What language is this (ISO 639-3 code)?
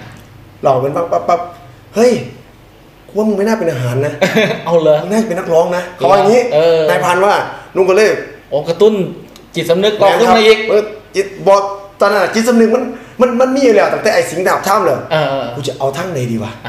tha